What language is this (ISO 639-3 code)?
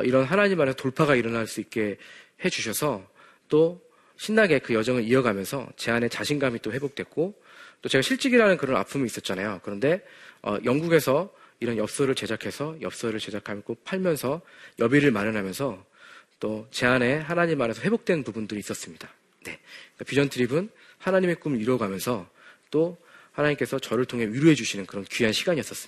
kor